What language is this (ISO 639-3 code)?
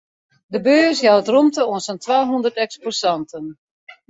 fry